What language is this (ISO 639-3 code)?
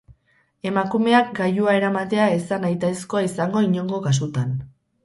eus